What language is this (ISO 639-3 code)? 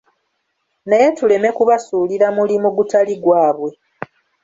lug